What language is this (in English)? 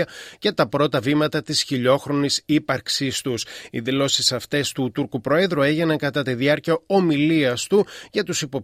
Greek